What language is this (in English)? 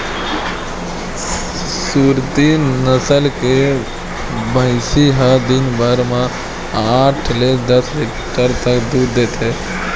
Chhattisgarhi